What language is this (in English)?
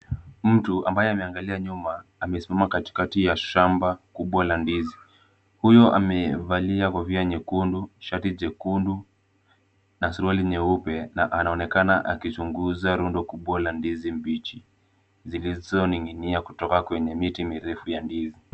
Swahili